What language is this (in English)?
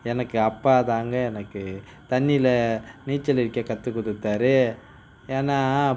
Tamil